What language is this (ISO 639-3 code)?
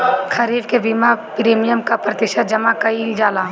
bho